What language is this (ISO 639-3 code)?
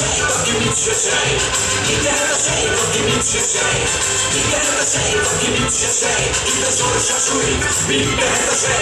ron